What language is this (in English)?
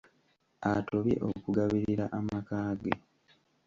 Ganda